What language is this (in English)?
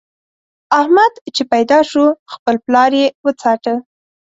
Pashto